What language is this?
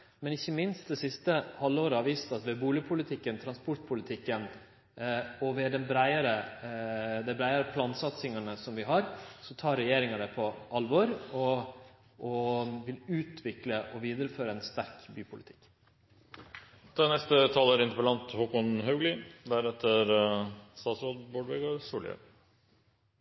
Norwegian Nynorsk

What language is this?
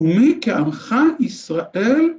Hebrew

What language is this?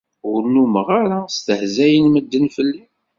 Kabyle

